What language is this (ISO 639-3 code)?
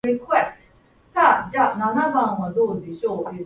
jpn